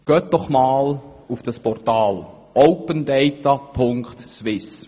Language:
Swiss German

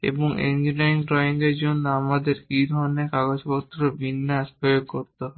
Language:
Bangla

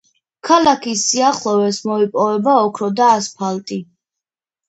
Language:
Georgian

